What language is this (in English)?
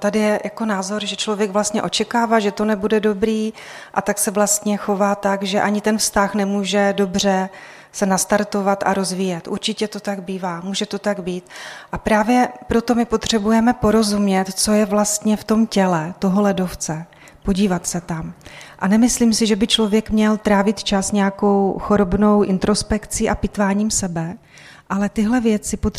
Czech